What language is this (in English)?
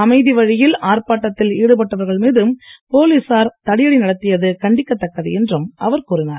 Tamil